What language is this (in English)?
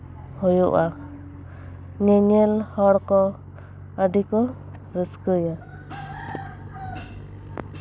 Santali